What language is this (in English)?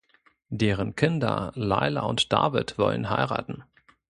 German